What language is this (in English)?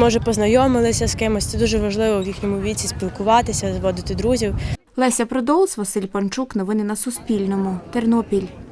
Ukrainian